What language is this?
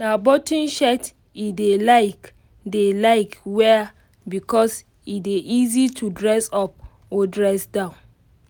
Nigerian Pidgin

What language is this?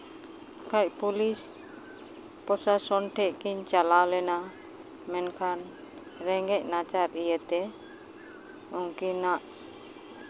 Santali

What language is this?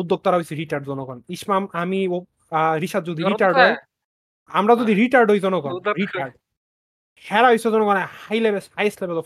Bangla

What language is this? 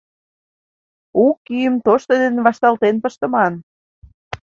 Mari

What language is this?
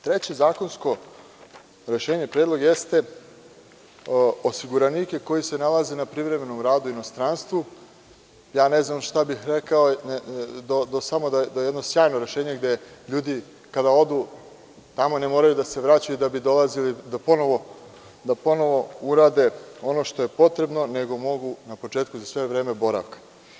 Serbian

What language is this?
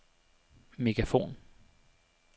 Danish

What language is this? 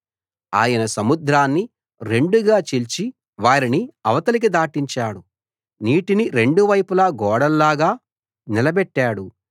Telugu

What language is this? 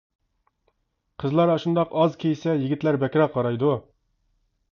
Uyghur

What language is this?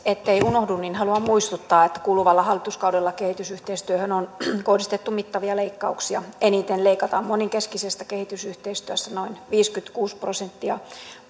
Finnish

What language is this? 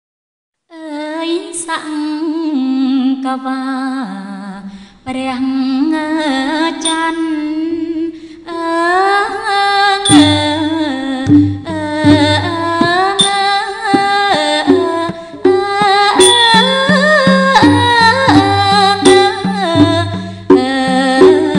Thai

